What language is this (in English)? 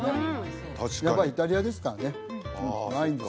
Japanese